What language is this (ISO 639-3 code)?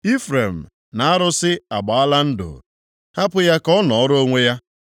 ibo